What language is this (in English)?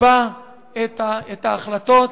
Hebrew